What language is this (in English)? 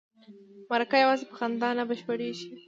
Pashto